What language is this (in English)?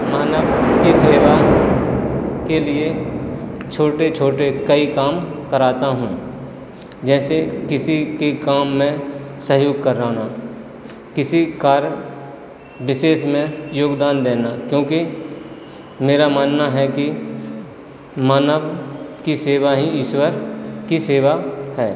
Hindi